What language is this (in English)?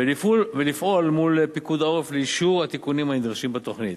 Hebrew